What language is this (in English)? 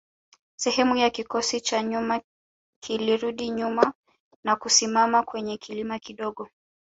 Swahili